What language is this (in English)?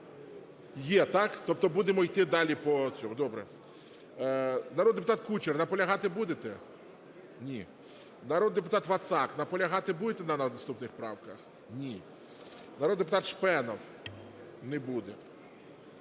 Ukrainian